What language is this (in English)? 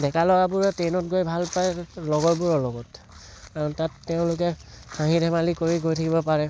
Assamese